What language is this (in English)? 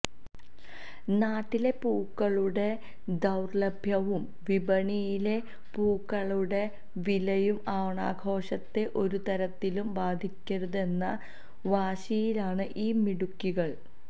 Malayalam